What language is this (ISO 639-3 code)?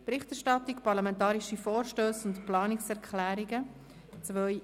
gsw